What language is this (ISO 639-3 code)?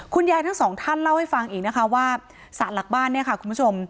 tha